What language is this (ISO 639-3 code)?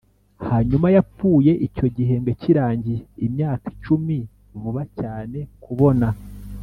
kin